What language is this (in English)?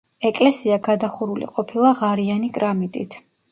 Georgian